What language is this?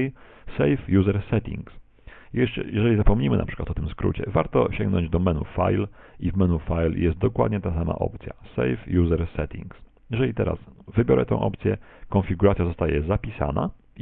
Polish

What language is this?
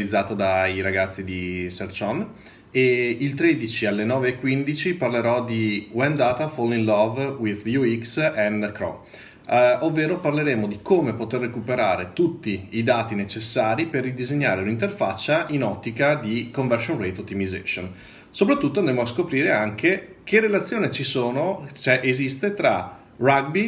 Italian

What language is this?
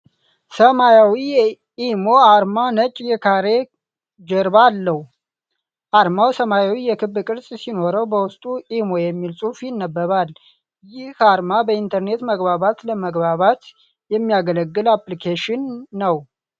Amharic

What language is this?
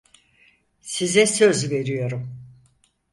Turkish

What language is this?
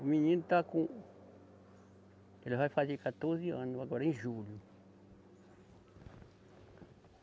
Portuguese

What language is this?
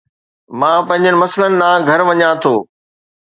Sindhi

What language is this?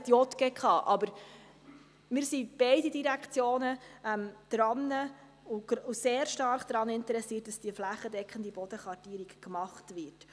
Swiss German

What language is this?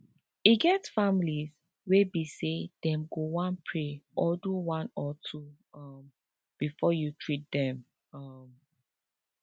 Nigerian Pidgin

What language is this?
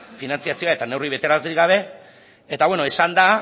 Basque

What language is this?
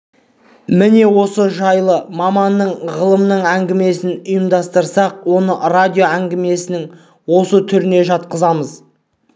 Kazakh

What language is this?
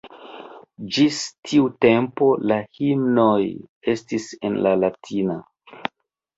Esperanto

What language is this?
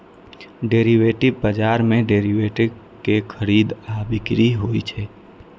Maithili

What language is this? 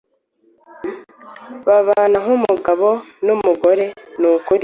Kinyarwanda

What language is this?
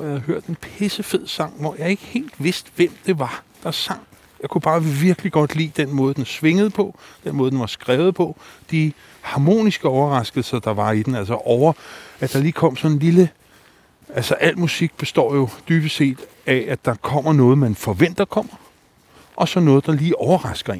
Danish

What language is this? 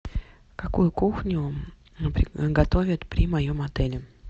Russian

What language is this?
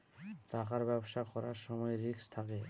Bangla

